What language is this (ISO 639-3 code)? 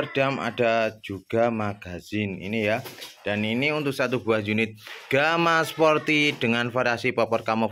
ind